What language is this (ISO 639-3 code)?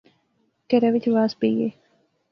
phr